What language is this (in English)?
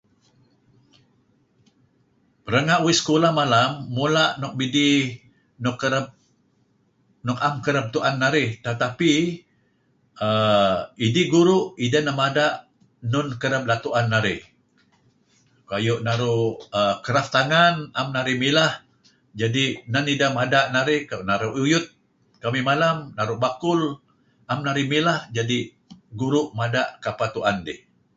Kelabit